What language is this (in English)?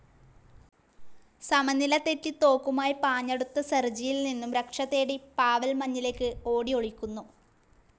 Malayalam